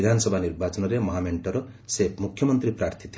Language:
Odia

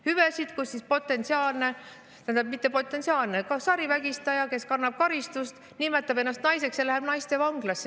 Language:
Estonian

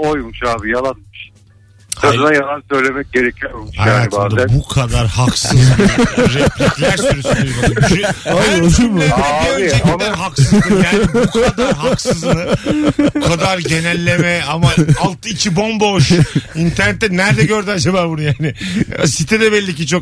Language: Turkish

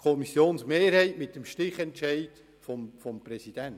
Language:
Swiss German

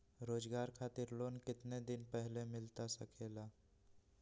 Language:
Magahi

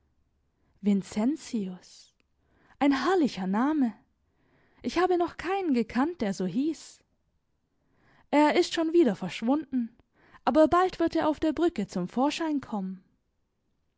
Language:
German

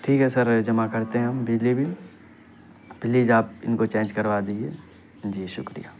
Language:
Urdu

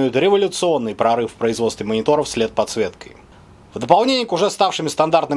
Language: Russian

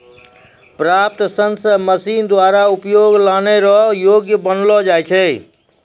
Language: Maithili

